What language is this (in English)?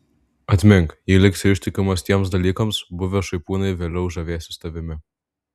Lithuanian